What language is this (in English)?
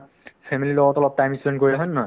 Assamese